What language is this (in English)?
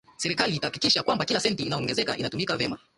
Swahili